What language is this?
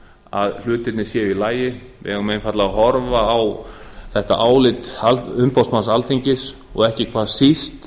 Icelandic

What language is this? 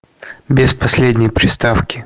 Russian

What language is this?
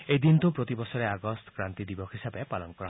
Assamese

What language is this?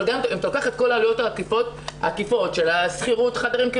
Hebrew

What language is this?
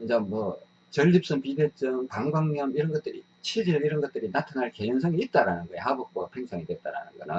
Korean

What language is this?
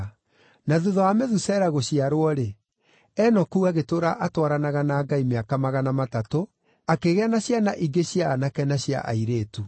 Kikuyu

